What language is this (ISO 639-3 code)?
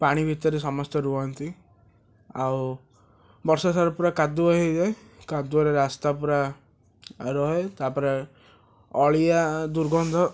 ori